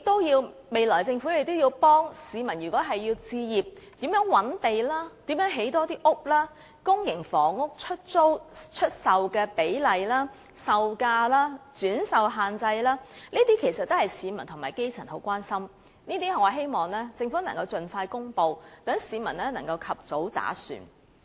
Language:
Cantonese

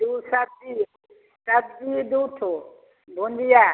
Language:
Maithili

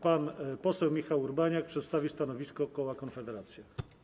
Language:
Polish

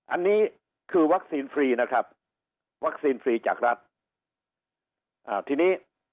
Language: Thai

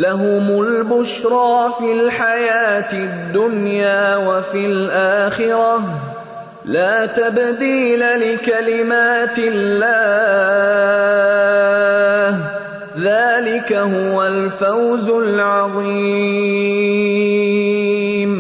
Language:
Urdu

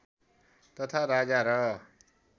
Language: Nepali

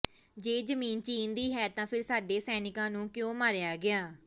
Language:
Punjabi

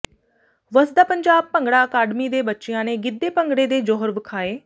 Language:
Punjabi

